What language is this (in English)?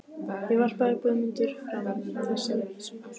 Icelandic